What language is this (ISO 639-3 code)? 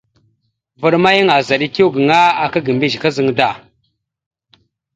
mxu